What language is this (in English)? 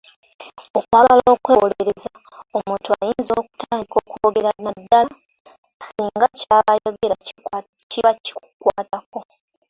Ganda